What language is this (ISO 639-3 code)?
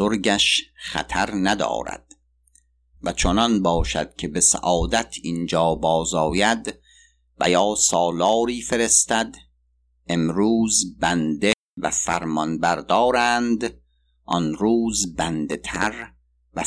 fas